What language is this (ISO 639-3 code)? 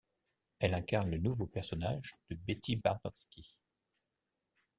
fra